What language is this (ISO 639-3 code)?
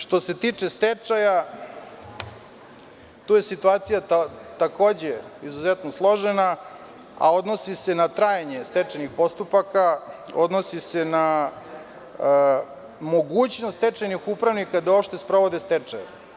srp